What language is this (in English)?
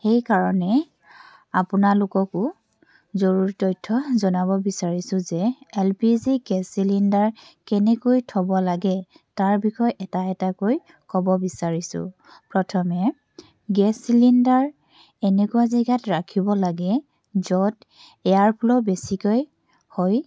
Assamese